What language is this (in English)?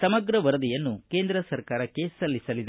Kannada